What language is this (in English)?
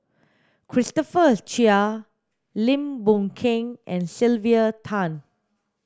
English